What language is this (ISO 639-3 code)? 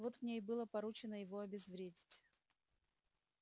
rus